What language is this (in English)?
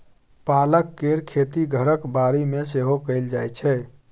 Maithili